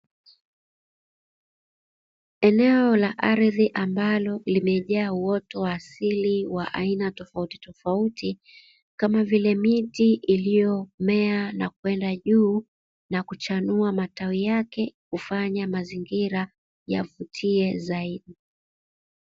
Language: Swahili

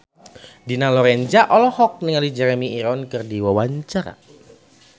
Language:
Sundanese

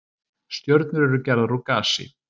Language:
Icelandic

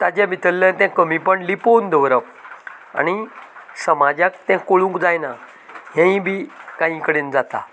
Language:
Konkani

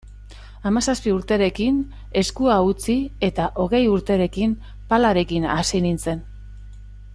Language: Basque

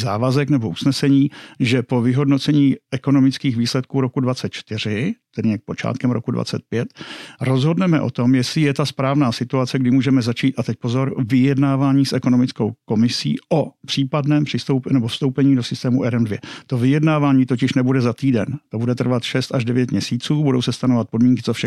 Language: Czech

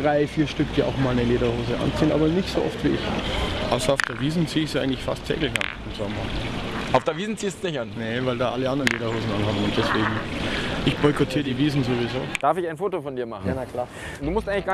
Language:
German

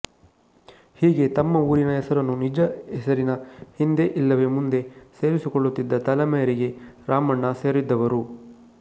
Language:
Kannada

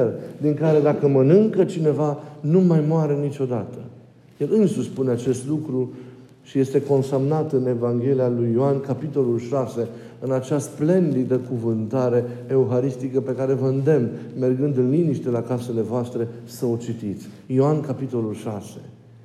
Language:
Romanian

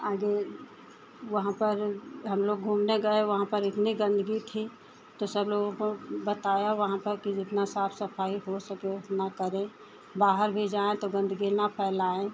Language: Hindi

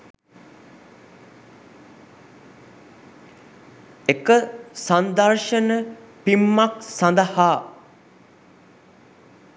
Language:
Sinhala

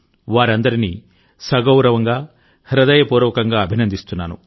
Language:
Telugu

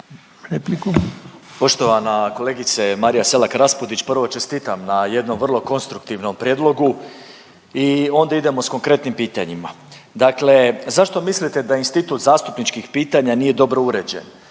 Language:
Croatian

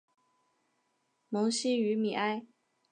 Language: Chinese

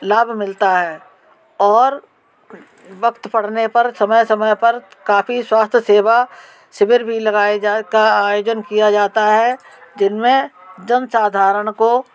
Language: Hindi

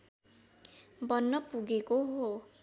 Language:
Nepali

